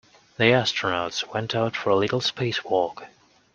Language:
English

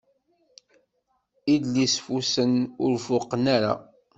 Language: Kabyle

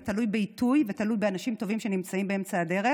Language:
Hebrew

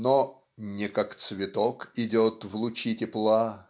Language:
Russian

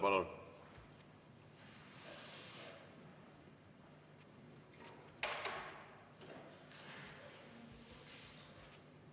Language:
Estonian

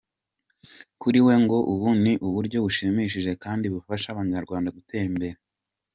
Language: Kinyarwanda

